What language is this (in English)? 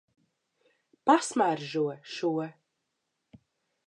Latvian